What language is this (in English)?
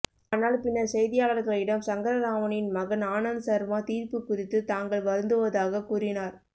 Tamil